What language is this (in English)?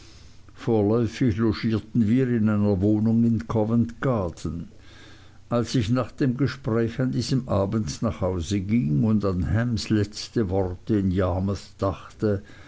German